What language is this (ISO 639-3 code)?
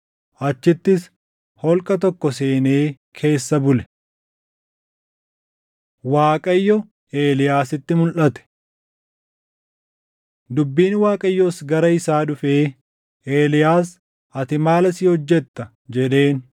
orm